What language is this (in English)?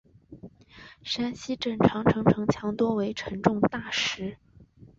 Chinese